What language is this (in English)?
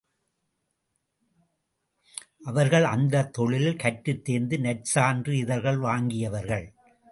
Tamil